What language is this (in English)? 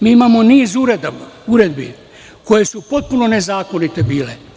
Serbian